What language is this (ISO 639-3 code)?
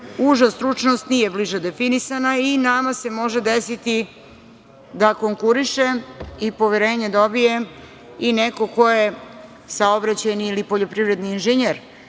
srp